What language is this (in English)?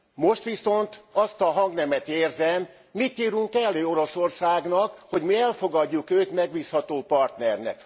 Hungarian